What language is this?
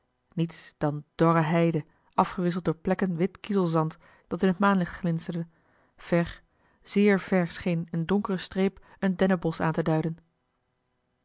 Dutch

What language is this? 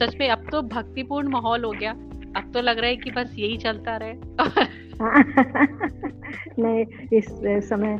Hindi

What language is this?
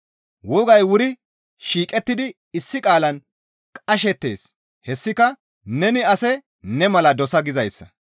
Gamo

